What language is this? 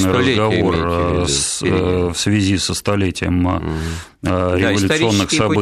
Russian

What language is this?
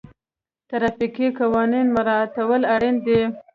Pashto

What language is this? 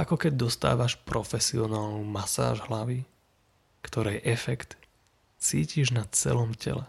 Slovak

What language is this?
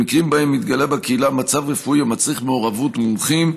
Hebrew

